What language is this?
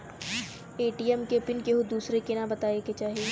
Bhojpuri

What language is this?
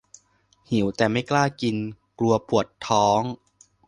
Thai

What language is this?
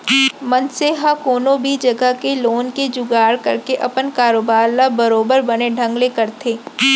Chhattisgarhi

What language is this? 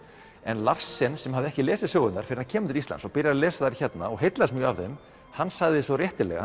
Icelandic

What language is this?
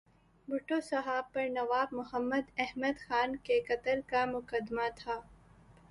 Urdu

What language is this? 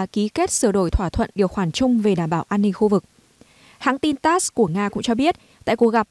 Vietnamese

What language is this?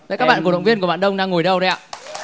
Vietnamese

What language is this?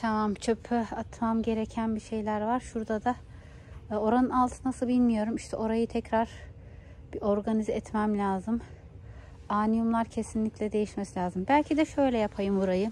Turkish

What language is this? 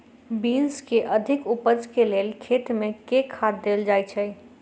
Maithili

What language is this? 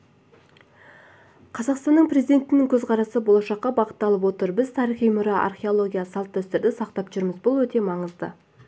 Kazakh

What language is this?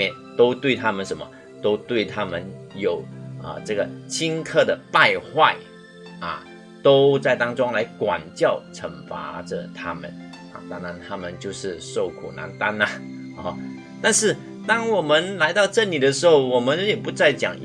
Chinese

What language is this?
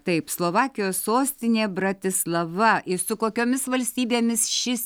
Lithuanian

